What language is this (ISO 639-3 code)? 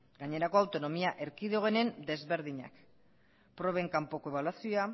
eus